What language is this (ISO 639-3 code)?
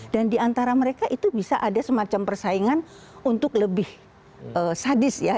ind